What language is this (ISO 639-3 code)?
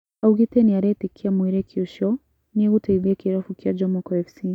kik